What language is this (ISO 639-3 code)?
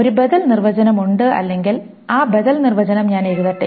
mal